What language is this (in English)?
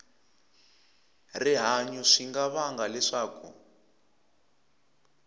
Tsonga